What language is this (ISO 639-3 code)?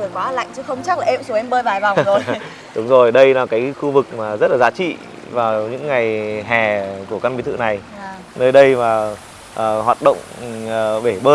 vie